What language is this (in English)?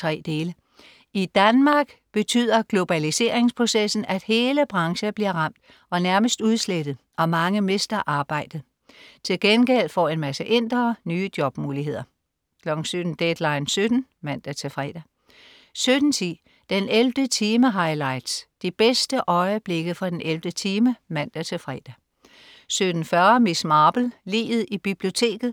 Danish